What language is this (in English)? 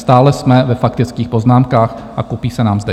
Czech